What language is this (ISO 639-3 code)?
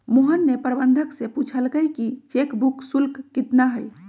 mag